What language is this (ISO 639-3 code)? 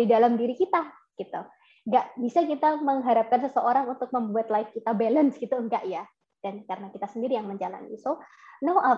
ind